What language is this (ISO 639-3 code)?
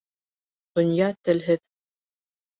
bak